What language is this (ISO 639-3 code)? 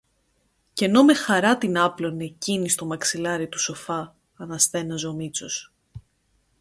ell